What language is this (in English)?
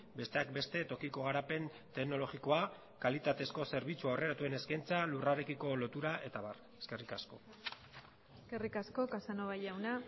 Basque